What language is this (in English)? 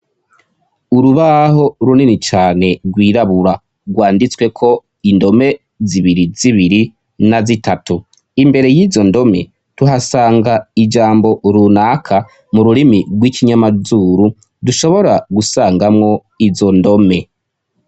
Rundi